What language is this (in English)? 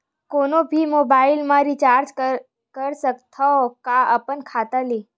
Chhattisgarhi